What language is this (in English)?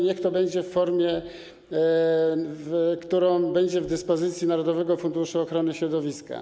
Polish